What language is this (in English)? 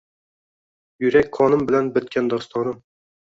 Uzbek